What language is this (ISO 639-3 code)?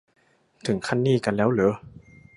tha